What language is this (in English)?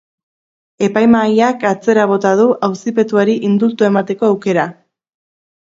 Basque